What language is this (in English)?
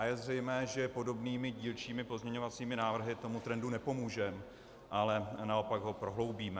Czech